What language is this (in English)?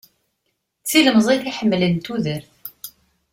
Kabyle